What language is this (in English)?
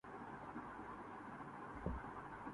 Urdu